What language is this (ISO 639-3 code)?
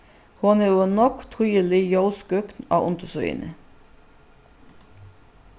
fao